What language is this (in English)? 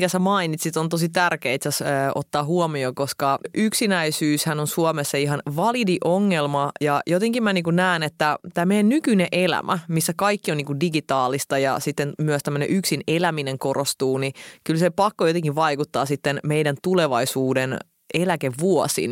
Finnish